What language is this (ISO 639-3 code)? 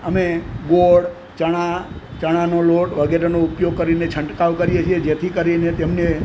guj